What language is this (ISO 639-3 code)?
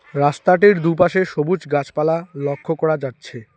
ben